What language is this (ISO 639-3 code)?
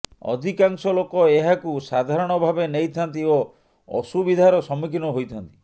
ori